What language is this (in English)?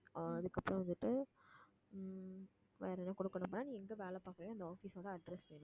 Tamil